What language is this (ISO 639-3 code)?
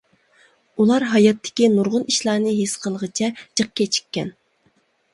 uig